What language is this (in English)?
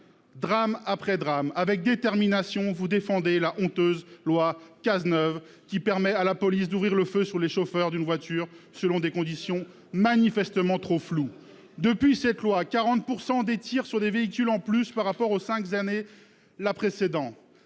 French